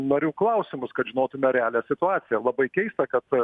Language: Lithuanian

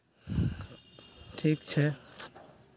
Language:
Maithili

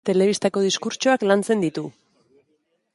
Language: Basque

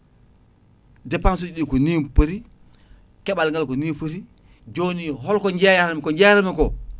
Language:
Fula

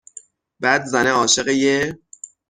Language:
Persian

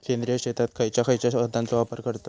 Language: Marathi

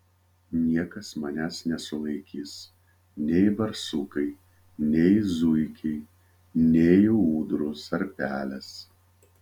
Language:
Lithuanian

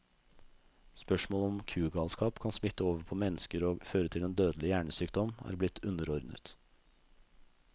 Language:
Norwegian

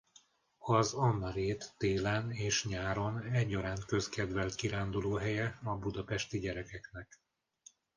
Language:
Hungarian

